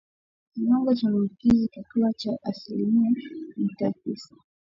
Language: Swahili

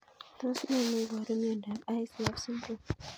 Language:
Kalenjin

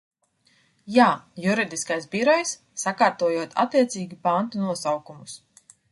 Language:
Latvian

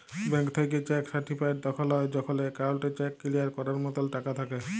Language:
Bangla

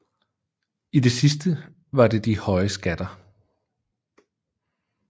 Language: Danish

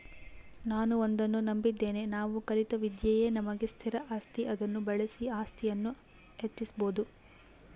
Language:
Kannada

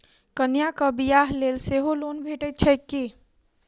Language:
Maithili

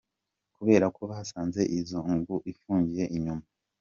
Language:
Kinyarwanda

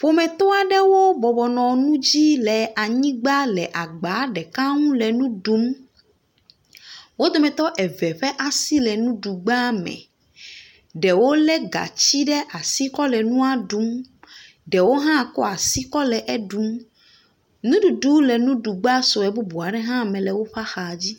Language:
Ewe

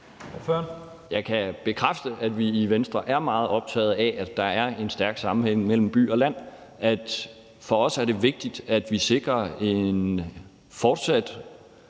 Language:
Danish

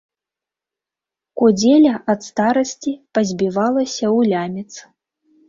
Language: Belarusian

